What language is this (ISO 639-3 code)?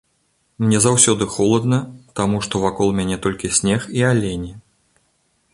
bel